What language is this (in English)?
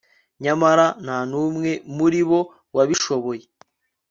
Kinyarwanda